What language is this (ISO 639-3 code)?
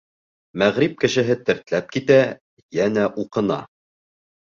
bak